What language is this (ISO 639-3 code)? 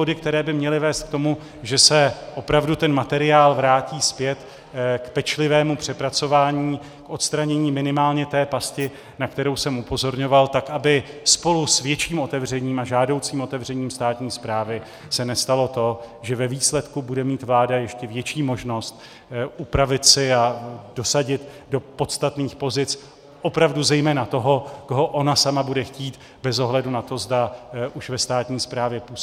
ces